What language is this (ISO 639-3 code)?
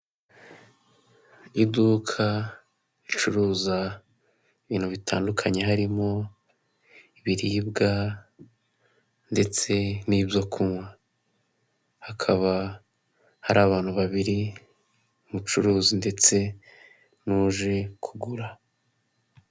kin